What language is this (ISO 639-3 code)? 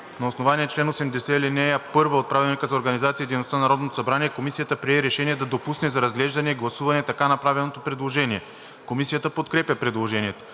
bul